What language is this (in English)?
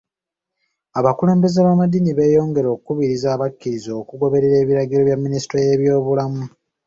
Ganda